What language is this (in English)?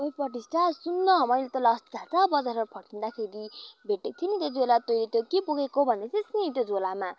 Nepali